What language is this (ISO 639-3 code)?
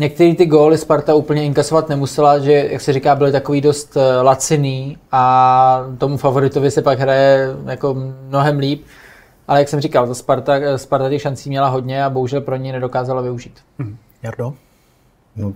ces